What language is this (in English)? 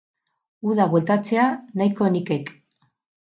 Basque